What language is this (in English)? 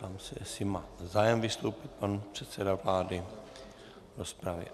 Czech